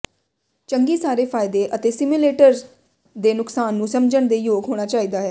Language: Punjabi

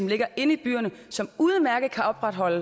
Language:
Danish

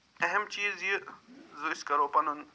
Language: Kashmiri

